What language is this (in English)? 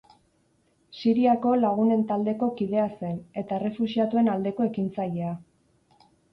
Basque